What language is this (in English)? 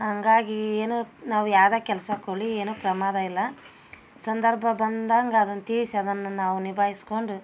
Kannada